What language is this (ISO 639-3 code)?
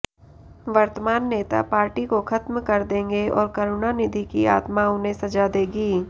hin